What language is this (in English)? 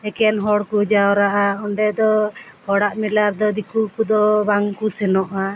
Santali